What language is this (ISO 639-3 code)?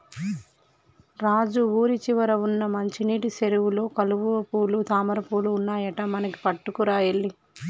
tel